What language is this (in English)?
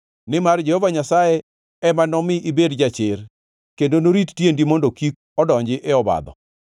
Luo (Kenya and Tanzania)